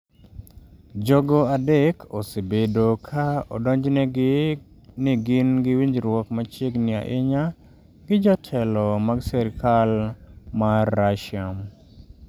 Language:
Luo (Kenya and Tanzania)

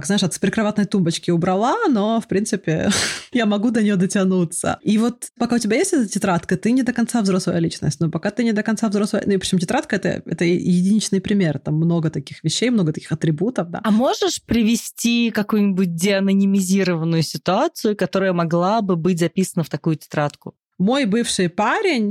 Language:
Russian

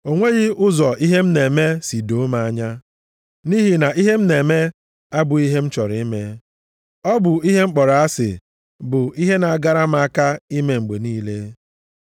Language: Igbo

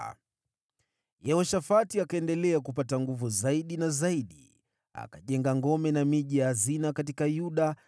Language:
Swahili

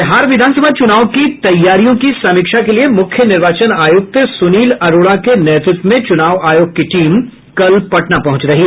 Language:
Hindi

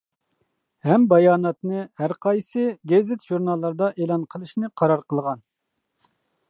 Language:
Uyghur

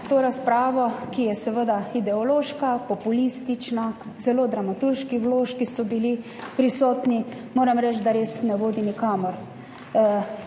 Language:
Slovenian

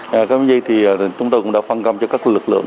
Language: Vietnamese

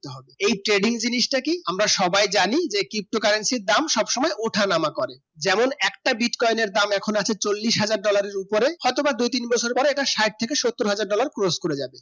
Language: Bangla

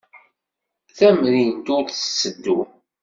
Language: Kabyle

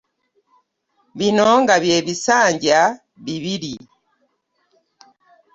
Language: Ganda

